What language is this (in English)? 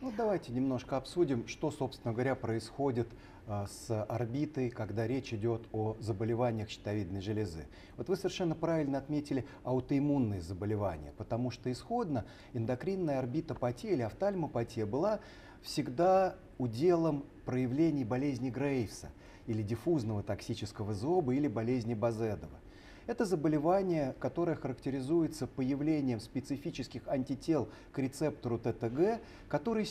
Russian